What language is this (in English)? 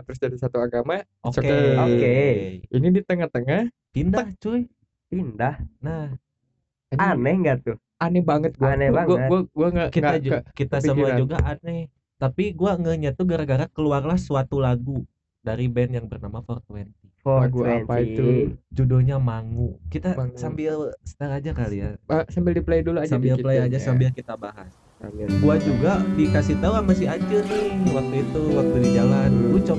Indonesian